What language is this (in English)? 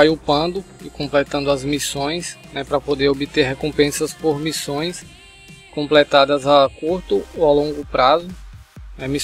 Portuguese